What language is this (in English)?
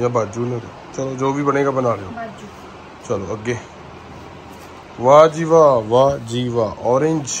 Hindi